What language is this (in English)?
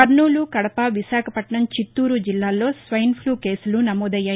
Telugu